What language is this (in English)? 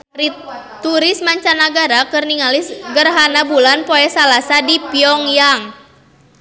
Sundanese